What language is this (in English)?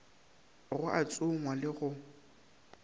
Northern Sotho